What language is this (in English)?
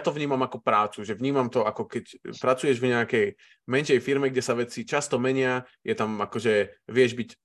Slovak